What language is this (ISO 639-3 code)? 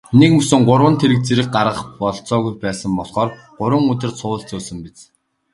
mon